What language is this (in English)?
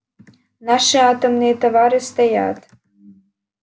Russian